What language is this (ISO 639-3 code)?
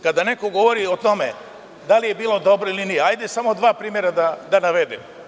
srp